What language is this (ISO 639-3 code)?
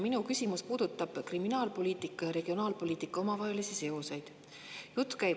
est